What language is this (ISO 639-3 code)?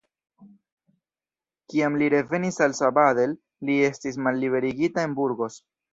epo